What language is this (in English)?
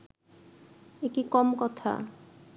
Bangla